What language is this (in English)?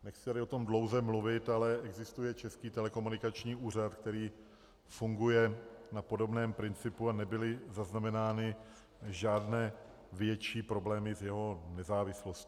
Czech